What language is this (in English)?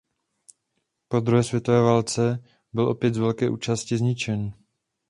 Czech